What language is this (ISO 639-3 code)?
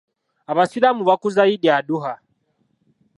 lug